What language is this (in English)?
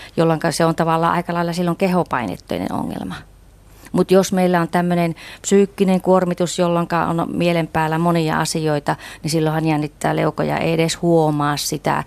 Finnish